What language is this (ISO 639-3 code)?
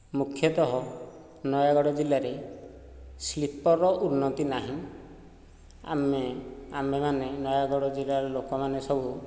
ori